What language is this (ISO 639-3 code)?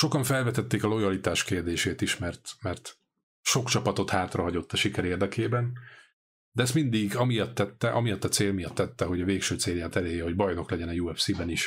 hun